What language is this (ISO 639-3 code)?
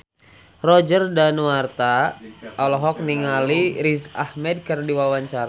sun